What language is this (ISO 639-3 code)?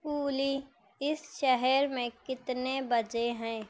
urd